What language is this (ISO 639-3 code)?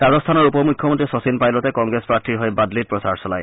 asm